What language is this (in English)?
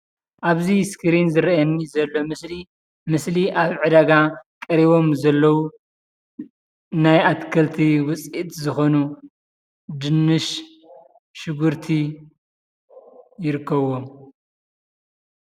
Tigrinya